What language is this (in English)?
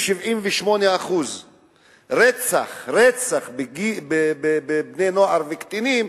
Hebrew